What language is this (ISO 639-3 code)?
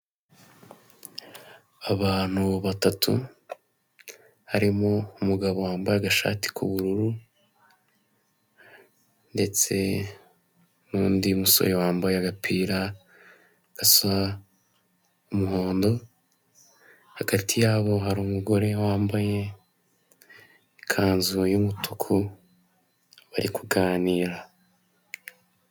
kin